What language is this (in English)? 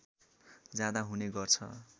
Nepali